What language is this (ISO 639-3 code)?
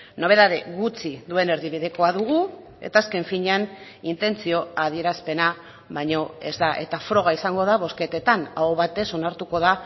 eus